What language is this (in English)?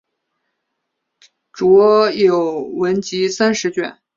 Chinese